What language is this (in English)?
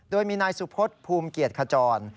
Thai